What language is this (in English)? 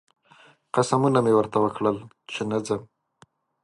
Pashto